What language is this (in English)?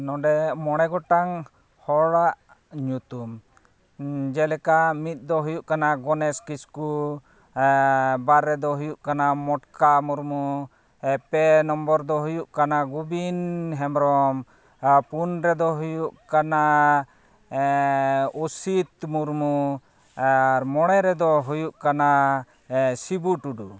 Santali